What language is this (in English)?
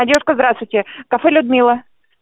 Russian